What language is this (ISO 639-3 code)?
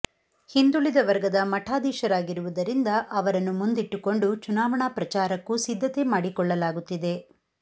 kan